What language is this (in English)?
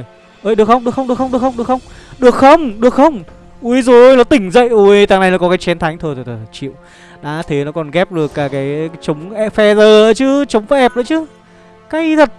Vietnamese